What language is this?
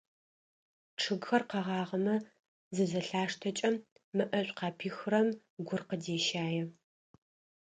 Adyghe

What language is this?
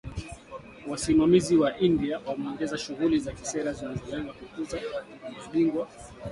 Swahili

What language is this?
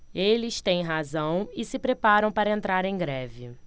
Portuguese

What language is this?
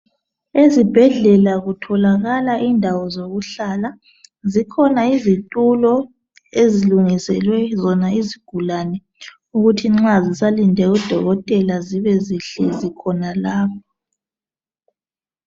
North Ndebele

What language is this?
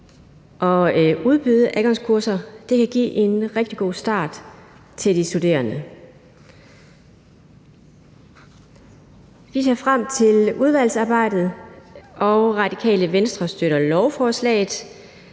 Danish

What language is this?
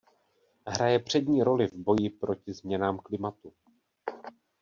Czech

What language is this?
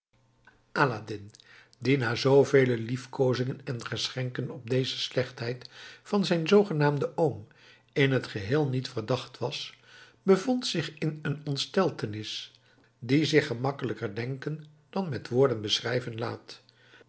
Dutch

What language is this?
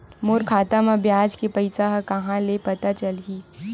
Chhattisgarhi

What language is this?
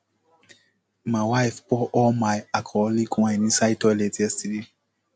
Nigerian Pidgin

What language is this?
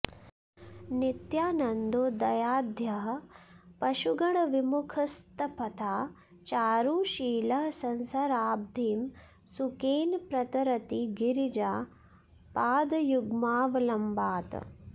Sanskrit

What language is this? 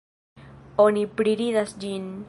Esperanto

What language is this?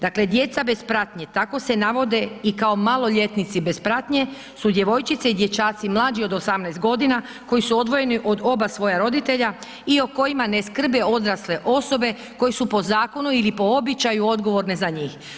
Croatian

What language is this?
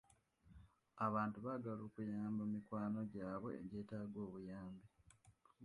Ganda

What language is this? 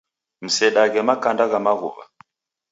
Taita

